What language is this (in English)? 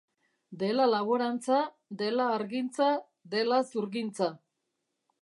Basque